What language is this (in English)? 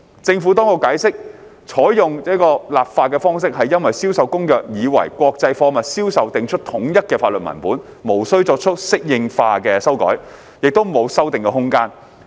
Cantonese